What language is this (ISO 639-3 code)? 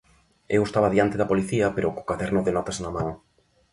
glg